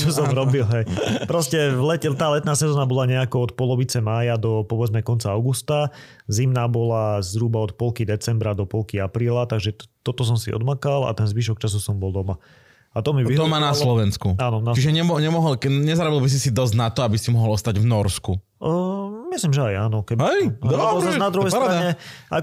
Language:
Slovak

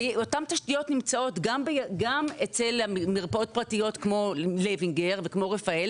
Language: Hebrew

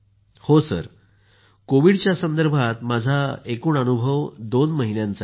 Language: Marathi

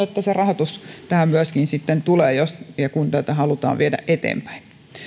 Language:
Finnish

